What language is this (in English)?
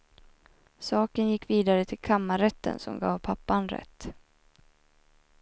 Swedish